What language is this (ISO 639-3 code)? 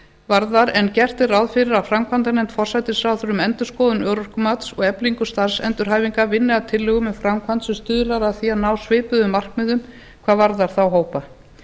isl